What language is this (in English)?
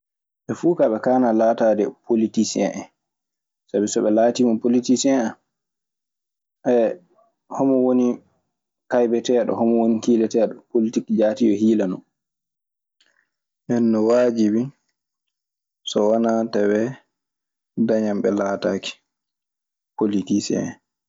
Maasina Fulfulde